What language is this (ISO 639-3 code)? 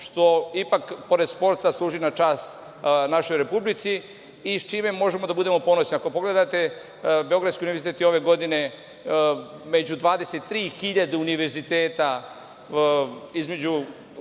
srp